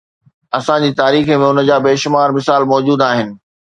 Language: Sindhi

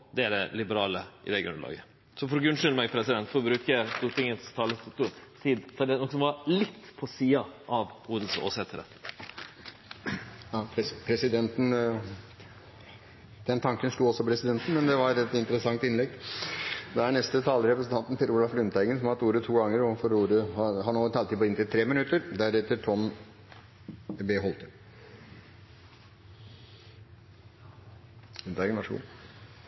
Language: Norwegian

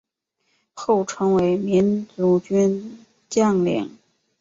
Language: Chinese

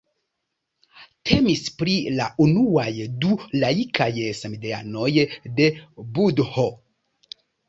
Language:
Esperanto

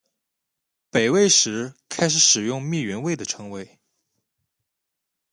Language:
Chinese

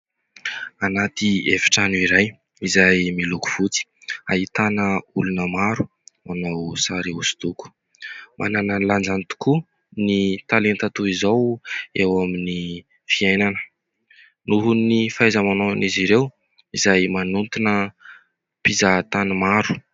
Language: Malagasy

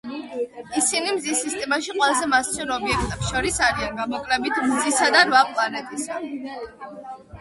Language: Georgian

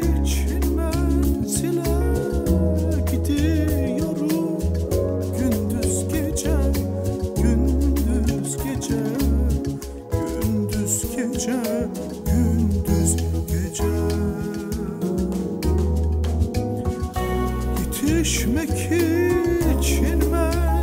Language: Dutch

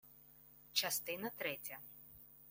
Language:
Ukrainian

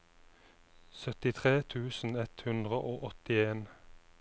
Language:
Norwegian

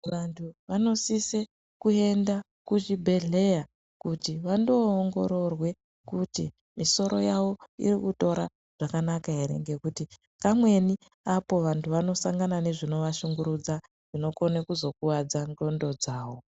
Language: Ndau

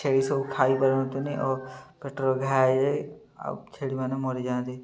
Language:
Odia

